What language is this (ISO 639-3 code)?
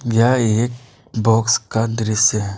hin